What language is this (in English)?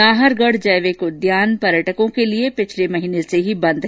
Hindi